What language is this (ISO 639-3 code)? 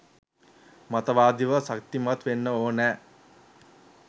sin